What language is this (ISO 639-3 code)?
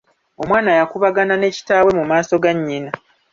lug